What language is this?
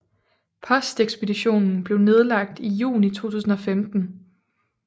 Danish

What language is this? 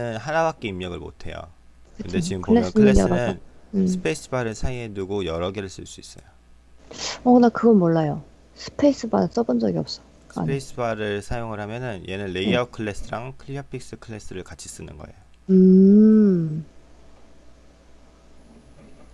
Korean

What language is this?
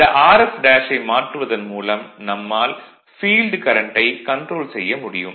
Tamil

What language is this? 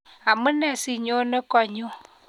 Kalenjin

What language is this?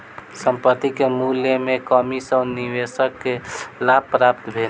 Maithili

